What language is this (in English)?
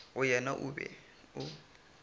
Northern Sotho